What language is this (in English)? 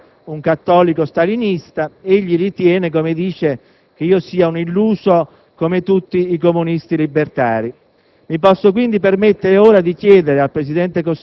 Italian